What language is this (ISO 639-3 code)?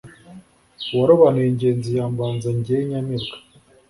kin